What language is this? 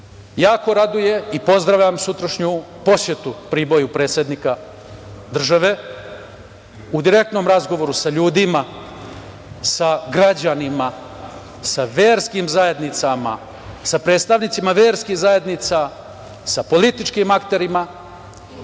Serbian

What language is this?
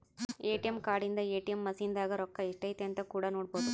Kannada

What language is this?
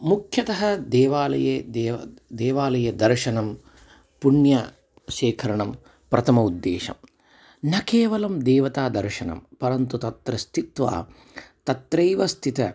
Sanskrit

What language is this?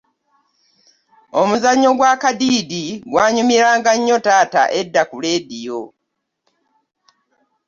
Ganda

